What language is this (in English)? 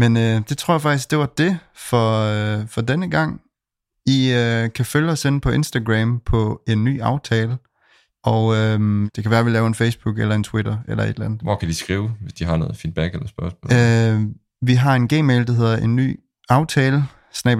Danish